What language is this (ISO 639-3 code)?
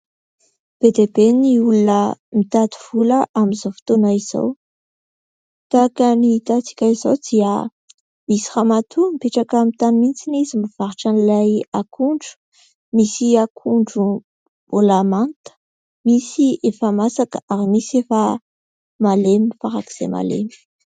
mlg